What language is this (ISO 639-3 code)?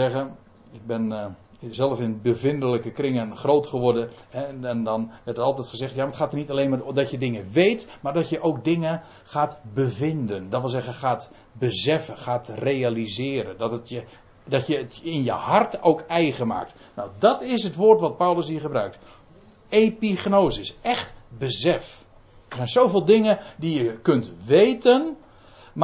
nld